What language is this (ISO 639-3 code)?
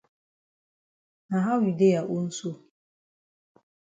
wes